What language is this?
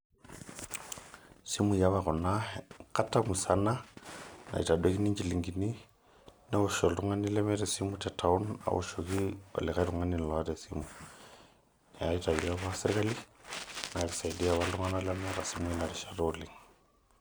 Masai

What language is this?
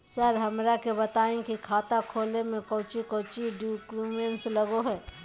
Magahi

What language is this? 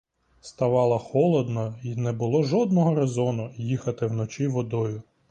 Ukrainian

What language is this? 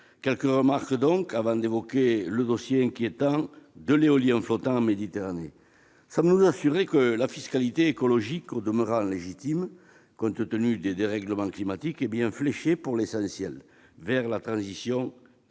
French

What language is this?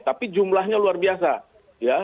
Indonesian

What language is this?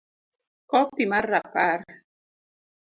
Luo (Kenya and Tanzania)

